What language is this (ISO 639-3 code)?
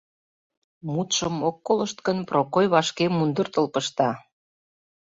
chm